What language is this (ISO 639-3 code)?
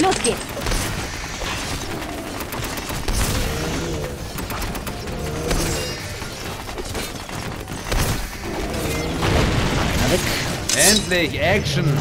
deu